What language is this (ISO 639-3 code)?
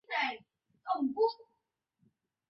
zho